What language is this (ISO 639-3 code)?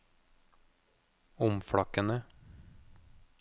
nor